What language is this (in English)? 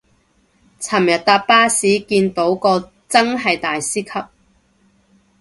Cantonese